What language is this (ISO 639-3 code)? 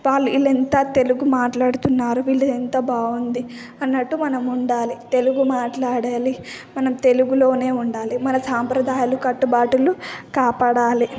tel